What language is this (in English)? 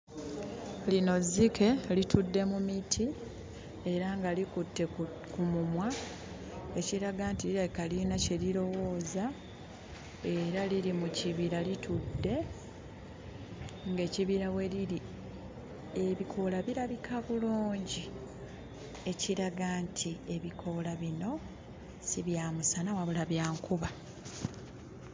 Ganda